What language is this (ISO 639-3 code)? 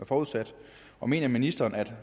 dan